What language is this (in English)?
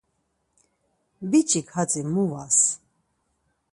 Laz